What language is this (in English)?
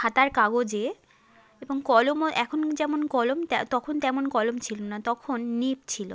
Bangla